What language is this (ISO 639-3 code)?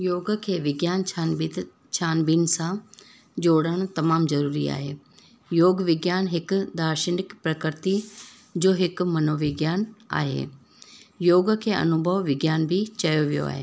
snd